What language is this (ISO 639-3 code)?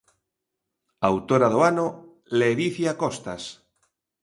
glg